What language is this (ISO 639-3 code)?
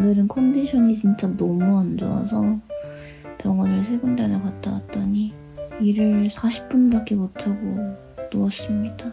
kor